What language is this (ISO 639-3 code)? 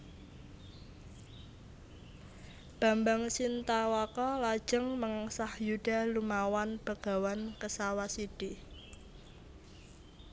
jav